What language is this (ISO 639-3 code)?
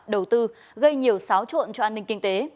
vie